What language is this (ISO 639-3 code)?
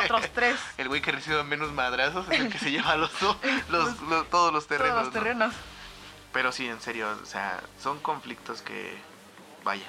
spa